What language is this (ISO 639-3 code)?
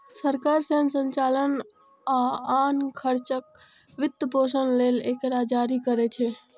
mai